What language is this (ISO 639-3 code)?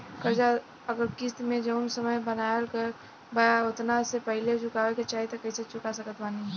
bho